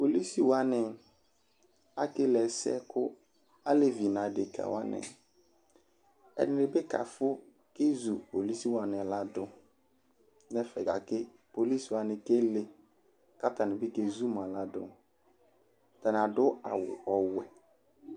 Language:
Ikposo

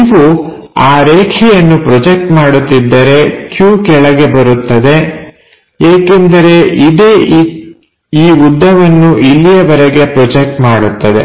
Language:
Kannada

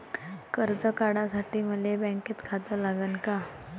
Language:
Marathi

